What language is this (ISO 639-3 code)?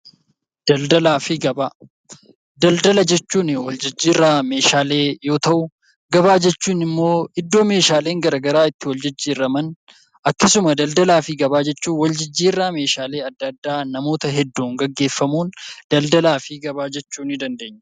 orm